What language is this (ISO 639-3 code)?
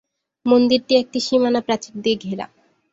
ben